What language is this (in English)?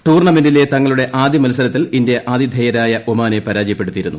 Malayalam